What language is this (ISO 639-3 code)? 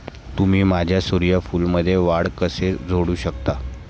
mar